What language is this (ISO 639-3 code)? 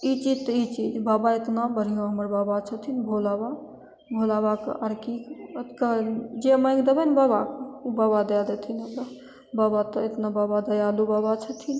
mai